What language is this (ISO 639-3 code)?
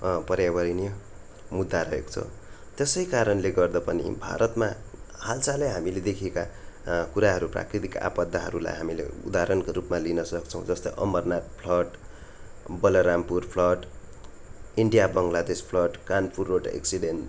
nep